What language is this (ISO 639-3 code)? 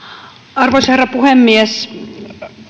fin